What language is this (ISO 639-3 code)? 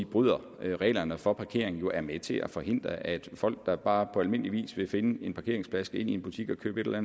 dan